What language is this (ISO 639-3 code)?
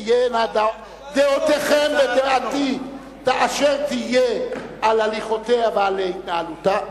heb